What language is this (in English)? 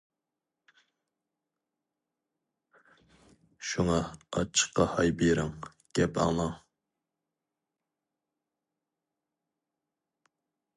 Uyghur